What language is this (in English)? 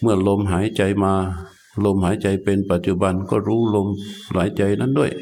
Thai